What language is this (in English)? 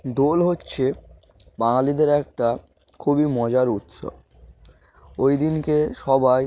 Bangla